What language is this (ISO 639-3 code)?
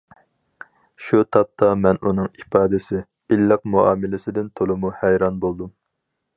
uig